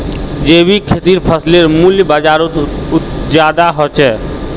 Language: Magahi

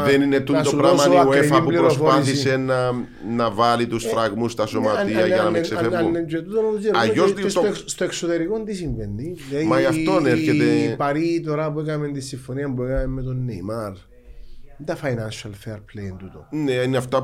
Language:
Greek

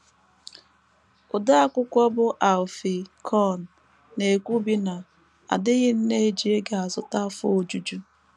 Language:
Igbo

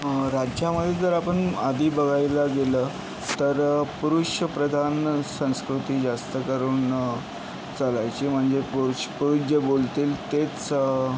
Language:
Marathi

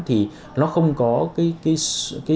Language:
Vietnamese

